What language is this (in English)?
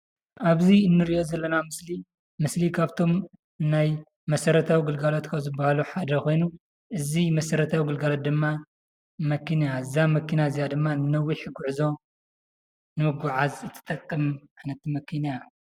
Tigrinya